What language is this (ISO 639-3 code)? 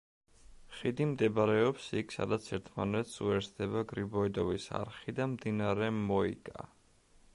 kat